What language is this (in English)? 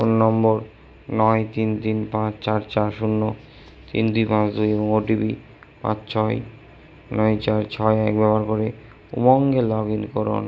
Bangla